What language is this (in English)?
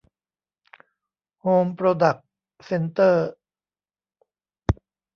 Thai